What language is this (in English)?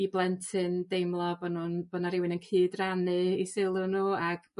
Welsh